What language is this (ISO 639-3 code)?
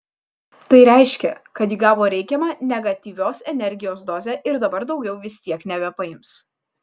lit